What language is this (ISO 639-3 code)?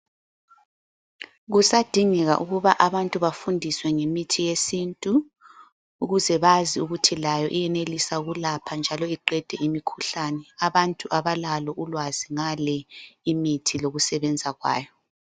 nde